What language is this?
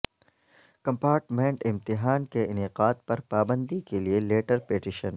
Urdu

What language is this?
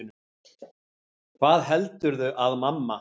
Icelandic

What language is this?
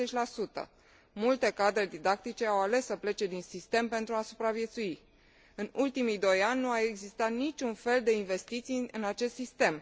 Romanian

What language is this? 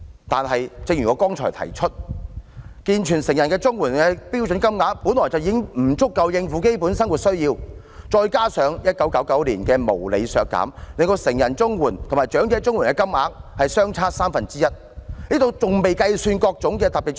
Cantonese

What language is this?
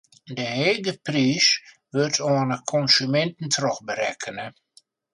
Western Frisian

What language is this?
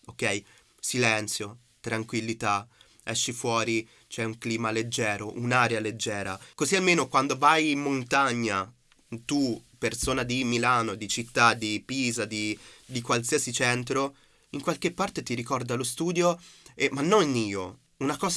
Italian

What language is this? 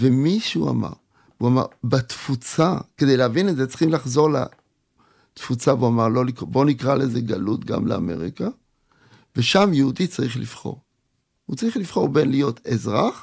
Hebrew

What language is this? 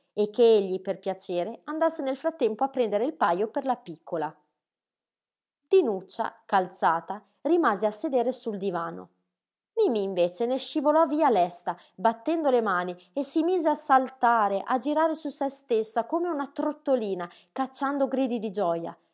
Italian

